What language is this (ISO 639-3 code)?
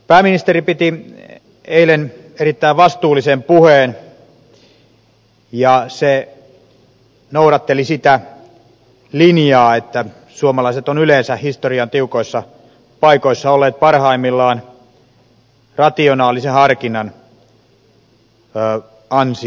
fin